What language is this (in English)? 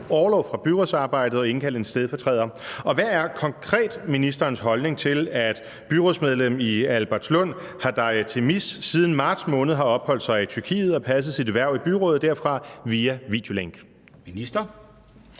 Danish